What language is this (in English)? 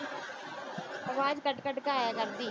Punjabi